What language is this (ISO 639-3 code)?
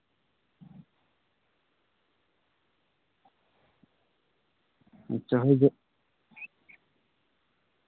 sat